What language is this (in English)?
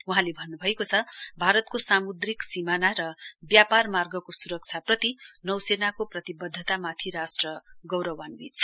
Nepali